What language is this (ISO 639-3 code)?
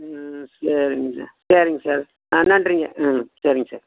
tam